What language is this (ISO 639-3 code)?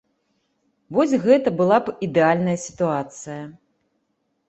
bel